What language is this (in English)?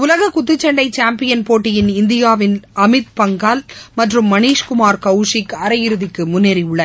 Tamil